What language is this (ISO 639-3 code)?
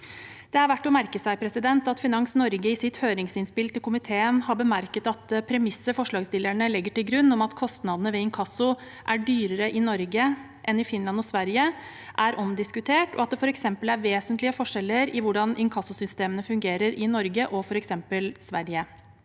nor